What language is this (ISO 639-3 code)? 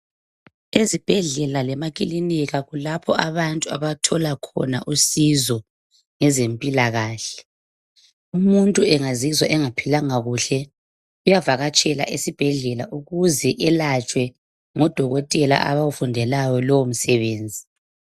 nde